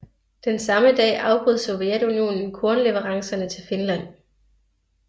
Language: Danish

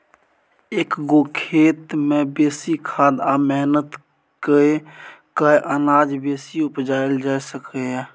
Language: Maithili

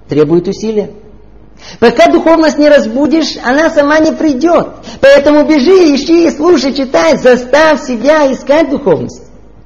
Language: Russian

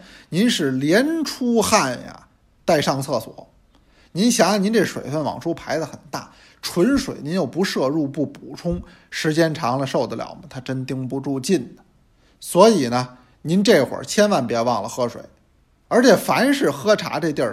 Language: Chinese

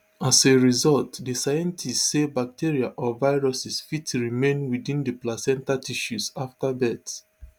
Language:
Nigerian Pidgin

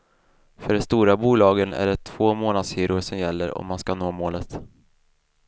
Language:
Swedish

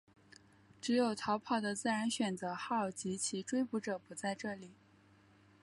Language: Chinese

